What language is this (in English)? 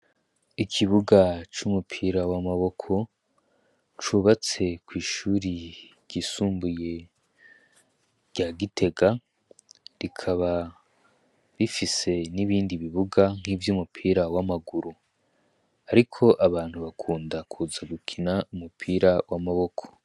Rundi